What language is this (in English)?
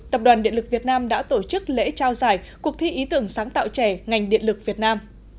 Vietnamese